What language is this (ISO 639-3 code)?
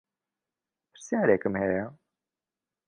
ckb